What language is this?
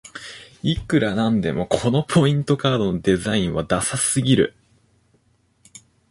Japanese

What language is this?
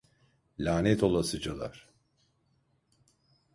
Turkish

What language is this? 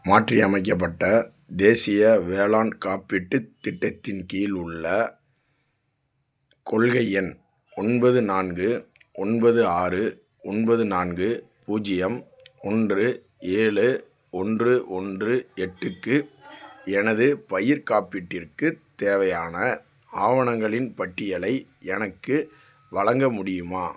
Tamil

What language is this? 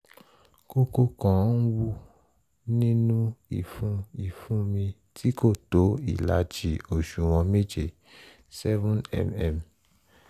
Yoruba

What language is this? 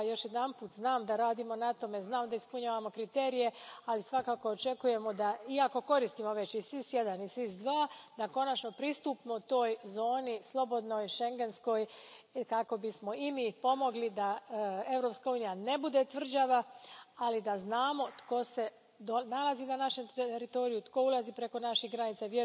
Croatian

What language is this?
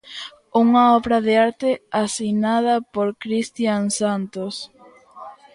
Galician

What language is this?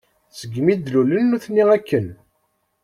Kabyle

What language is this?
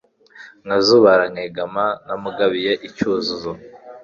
Kinyarwanda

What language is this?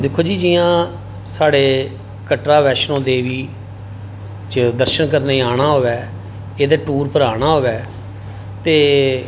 Dogri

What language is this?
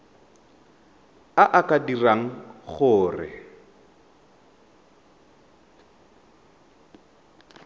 Tswana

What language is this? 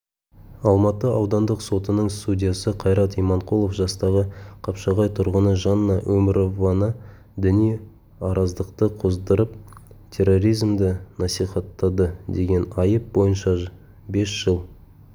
Kazakh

